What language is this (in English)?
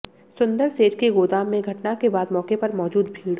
Hindi